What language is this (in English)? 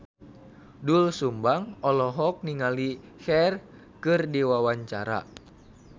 Sundanese